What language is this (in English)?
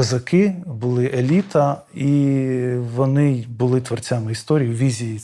Ukrainian